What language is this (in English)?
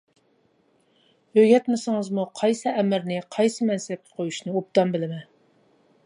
Uyghur